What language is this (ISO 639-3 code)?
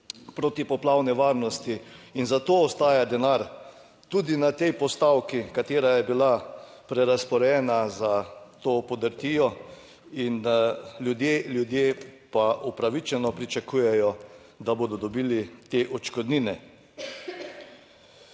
slv